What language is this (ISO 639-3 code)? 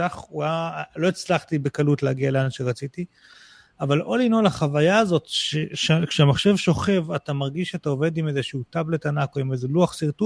heb